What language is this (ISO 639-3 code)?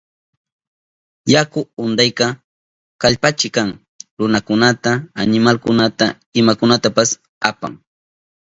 qup